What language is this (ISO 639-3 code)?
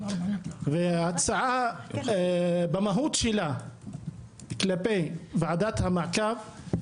heb